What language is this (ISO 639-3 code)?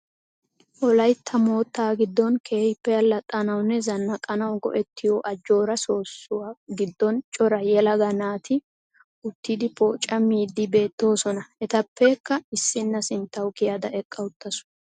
wal